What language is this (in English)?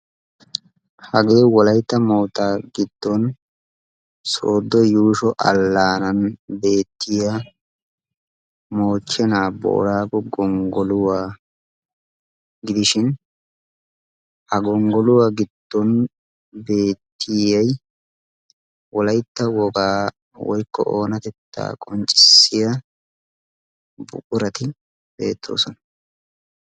Wolaytta